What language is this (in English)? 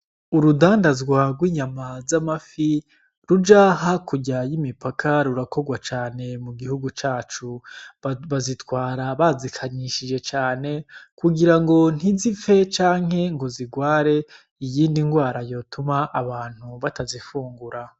Rundi